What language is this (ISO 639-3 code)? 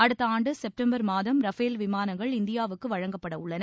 tam